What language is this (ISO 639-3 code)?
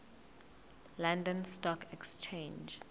zul